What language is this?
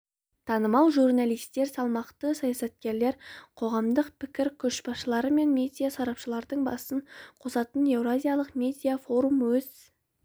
Kazakh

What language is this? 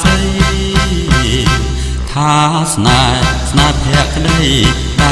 Thai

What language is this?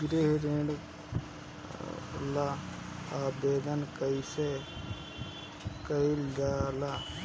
Bhojpuri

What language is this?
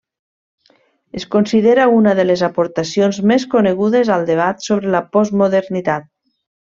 Catalan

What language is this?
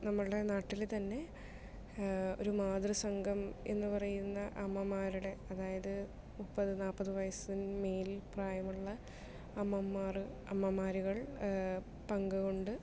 Malayalam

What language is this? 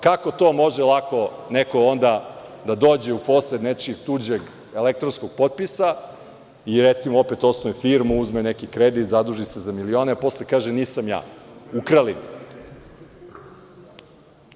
Serbian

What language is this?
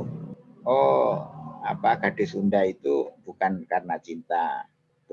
Indonesian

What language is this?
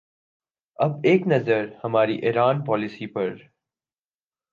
Urdu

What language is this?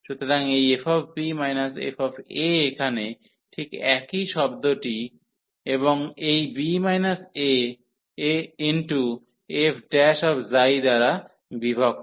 Bangla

